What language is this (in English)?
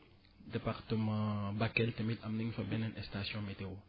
Wolof